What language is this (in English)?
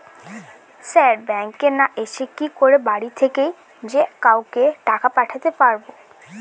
Bangla